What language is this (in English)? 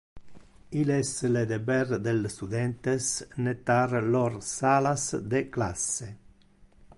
Interlingua